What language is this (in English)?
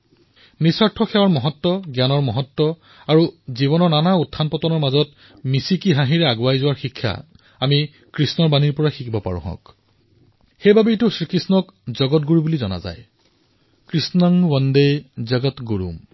Assamese